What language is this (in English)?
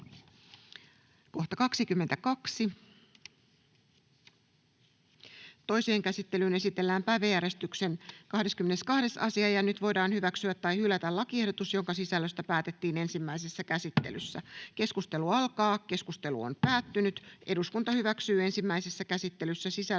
Finnish